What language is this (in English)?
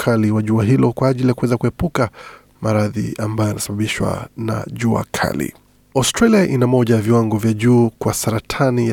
Swahili